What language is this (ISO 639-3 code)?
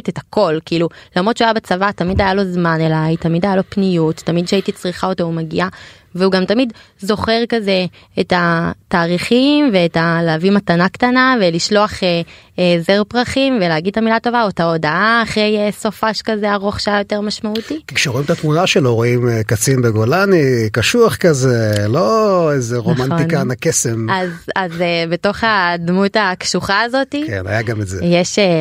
heb